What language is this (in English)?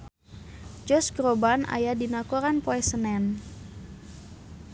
Sundanese